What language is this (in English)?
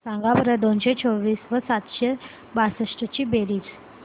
Marathi